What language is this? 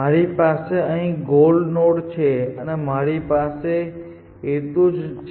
Gujarati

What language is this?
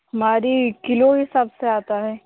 Hindi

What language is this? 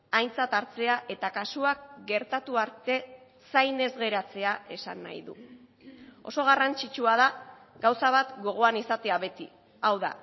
Basque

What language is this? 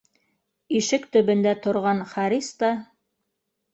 Bashkir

